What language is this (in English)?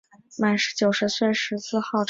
Chinese